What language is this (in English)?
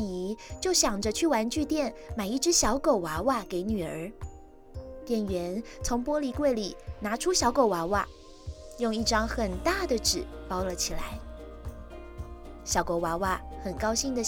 Chinese